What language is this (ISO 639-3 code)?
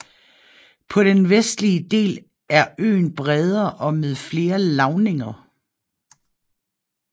dan